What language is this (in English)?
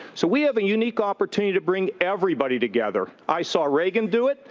English